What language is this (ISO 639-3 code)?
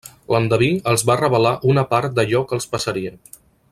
cat